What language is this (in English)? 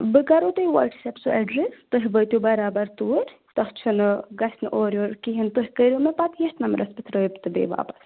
Kashmiri